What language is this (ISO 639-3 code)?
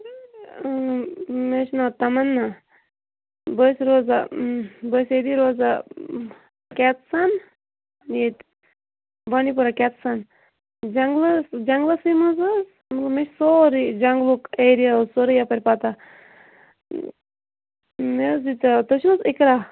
kas